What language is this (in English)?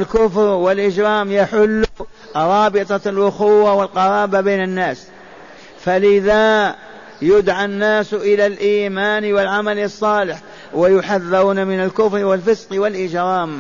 Arabic